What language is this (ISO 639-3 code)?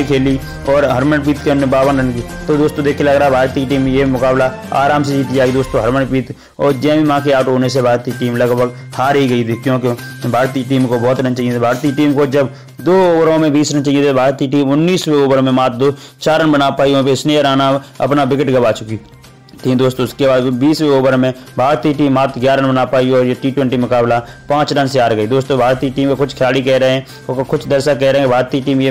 hin